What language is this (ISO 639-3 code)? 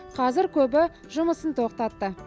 kaz